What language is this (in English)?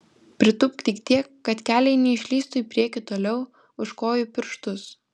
Lithuanian